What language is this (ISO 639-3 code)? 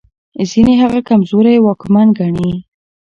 pus